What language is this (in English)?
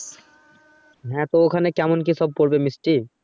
Bangla